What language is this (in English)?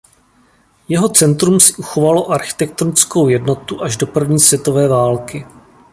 Czech